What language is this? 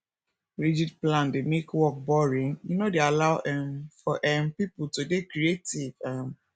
Nigerian Pidgin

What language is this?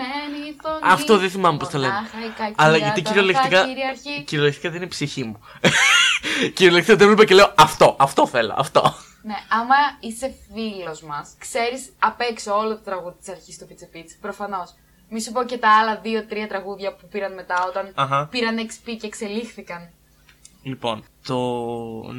Greek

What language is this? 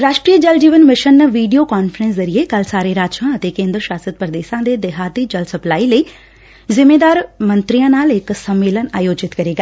Punjabi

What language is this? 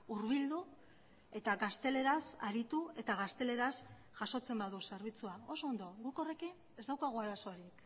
Basque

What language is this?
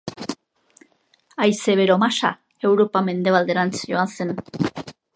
Basque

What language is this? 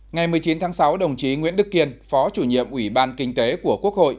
Vietnamese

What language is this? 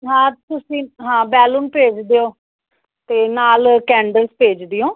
Punjabi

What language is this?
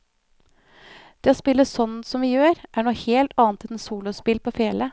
Norwegian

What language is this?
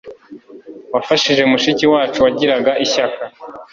Kinyarwanda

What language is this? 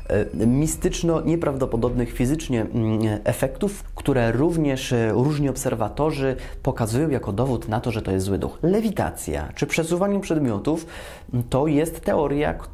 Polish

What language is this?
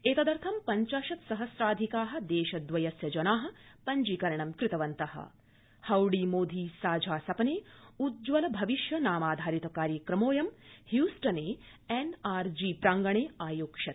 Sanskrit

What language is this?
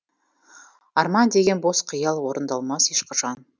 Kazakh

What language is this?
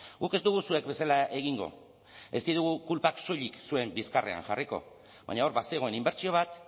Basque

